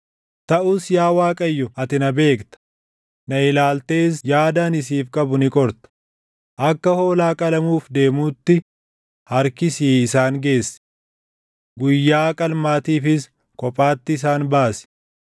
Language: Oromo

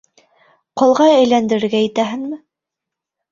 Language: Bashkir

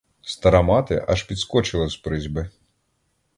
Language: Ukrainian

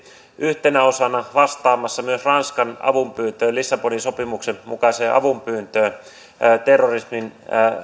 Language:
Finnish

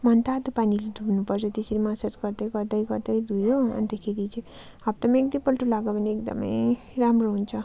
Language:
Nepali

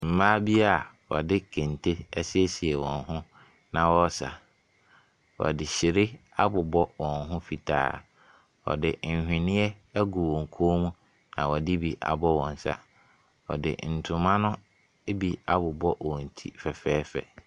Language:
Akan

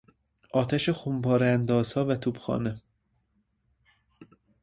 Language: Persian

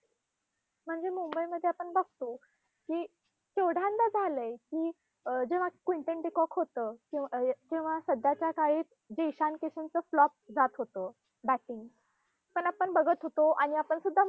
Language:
Marathi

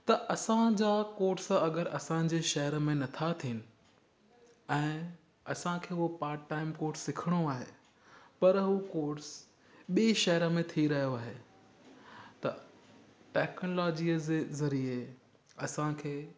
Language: Sindhi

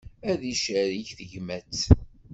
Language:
Kabyle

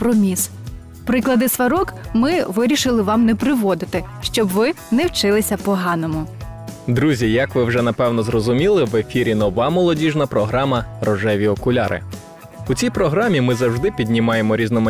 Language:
Ukrainian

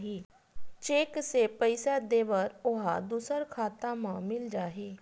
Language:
Chhattisgarhi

